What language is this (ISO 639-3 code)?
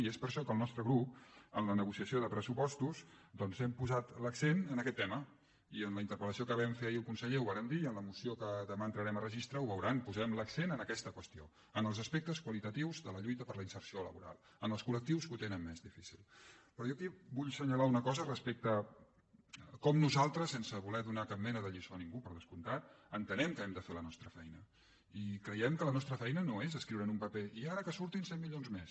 cat